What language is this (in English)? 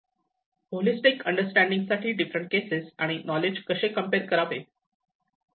Marathi